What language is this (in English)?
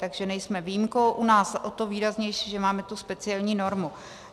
Czech